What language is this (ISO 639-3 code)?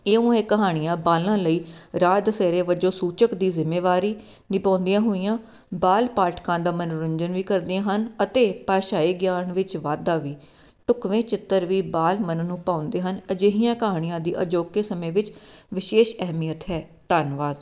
pan